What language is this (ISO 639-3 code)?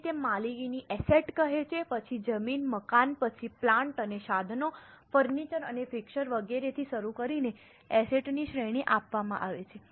guj